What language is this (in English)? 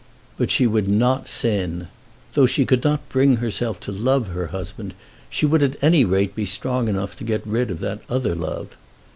English